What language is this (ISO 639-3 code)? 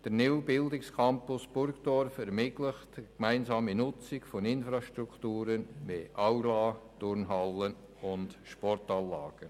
gsw